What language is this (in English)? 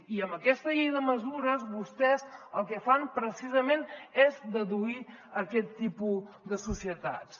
Catalan